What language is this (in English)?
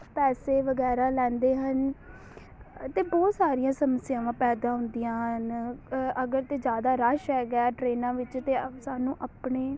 Punjabi